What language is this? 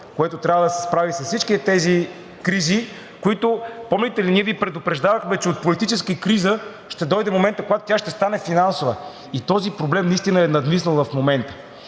Bulgarian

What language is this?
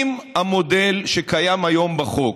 Hebrew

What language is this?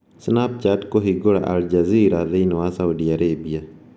Kikuyu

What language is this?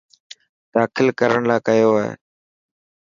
Dhatki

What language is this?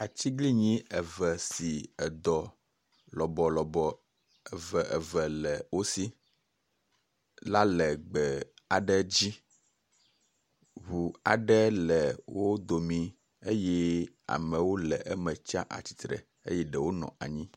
Ewe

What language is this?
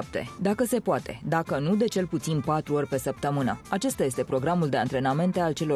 Romanian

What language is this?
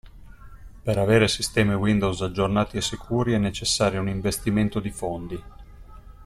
Italian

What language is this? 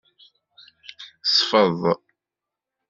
Kabyle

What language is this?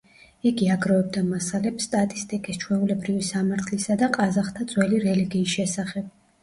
Georgian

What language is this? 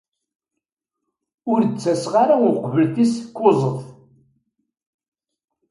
Kabyle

